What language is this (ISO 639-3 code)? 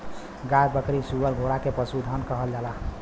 bho